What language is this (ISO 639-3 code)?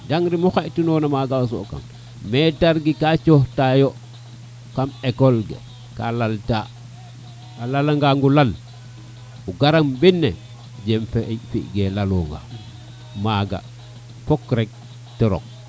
srr